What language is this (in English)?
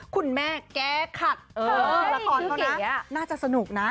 Thai